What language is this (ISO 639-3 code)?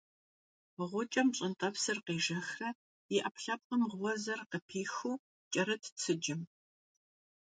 kbd